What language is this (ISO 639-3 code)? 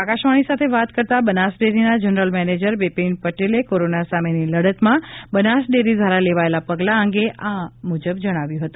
guj